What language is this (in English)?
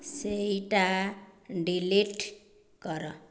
Odia